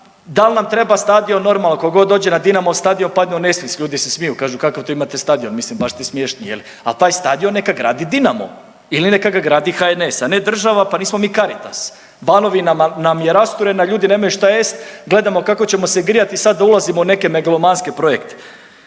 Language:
Croatian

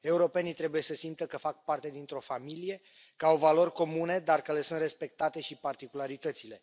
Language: Romanian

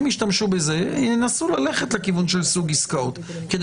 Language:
Hebrew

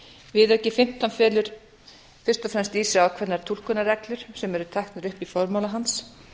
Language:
Icelandic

